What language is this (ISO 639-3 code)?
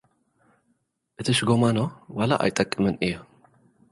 tir